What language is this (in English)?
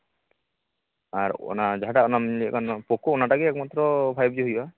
Santali